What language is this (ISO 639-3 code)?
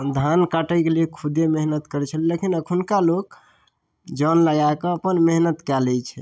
mai